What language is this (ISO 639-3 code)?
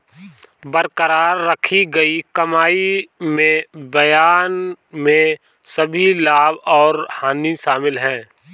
hin